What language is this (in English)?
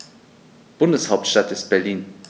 German